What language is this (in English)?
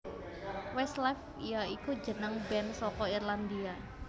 Javanese